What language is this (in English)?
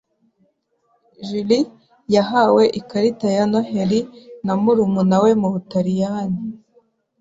Kinyarwanda